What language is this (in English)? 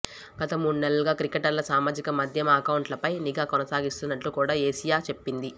Telugu